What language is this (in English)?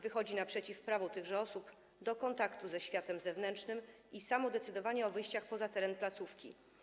Polish